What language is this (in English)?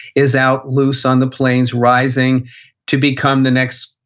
English